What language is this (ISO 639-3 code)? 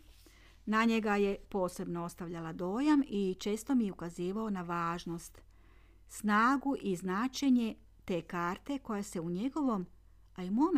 hrv